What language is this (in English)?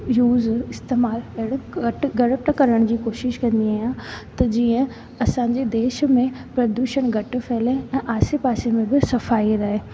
Sindhi